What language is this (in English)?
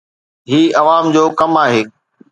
Sindhi